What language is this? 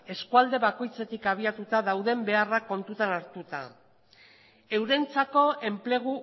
Basque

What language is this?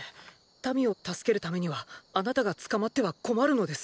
Japanese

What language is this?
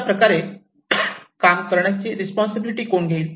Marathi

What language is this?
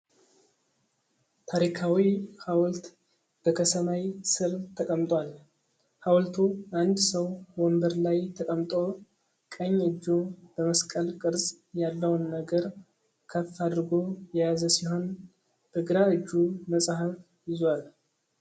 Amharic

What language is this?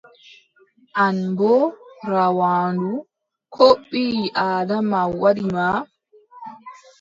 Adamawa Fulfulde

